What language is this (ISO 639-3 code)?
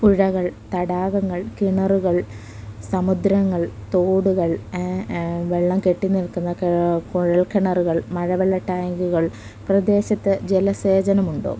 mal